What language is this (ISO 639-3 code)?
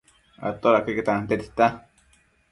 mcf